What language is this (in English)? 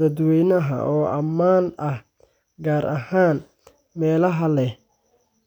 Somali